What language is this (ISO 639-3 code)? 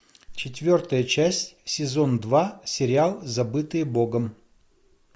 rus